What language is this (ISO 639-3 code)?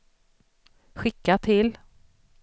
swe